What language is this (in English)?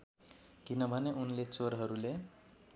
Nepali